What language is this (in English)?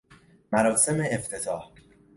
Persian